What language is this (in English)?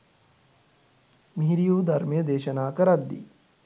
Sinhala